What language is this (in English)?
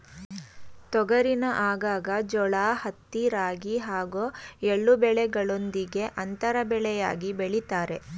Kannada